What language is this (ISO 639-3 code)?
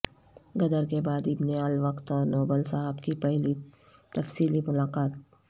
urd